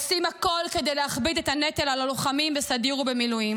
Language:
Hebrew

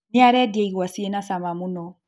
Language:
Kikuyu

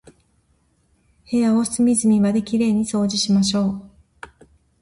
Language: Japanese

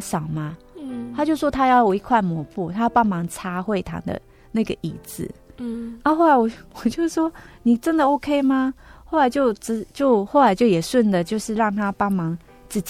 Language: Chinese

